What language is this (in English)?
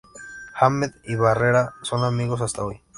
Spanish